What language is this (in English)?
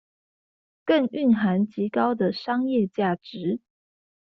Chinese